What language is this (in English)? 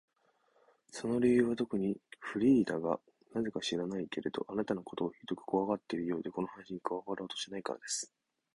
Japanese